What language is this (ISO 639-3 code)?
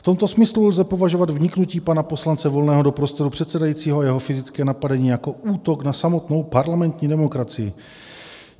ces